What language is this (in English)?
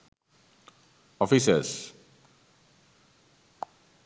Sinhala